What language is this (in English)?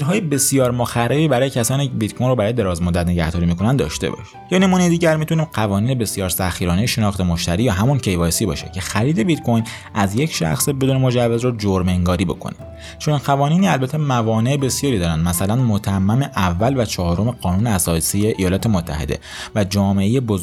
Persian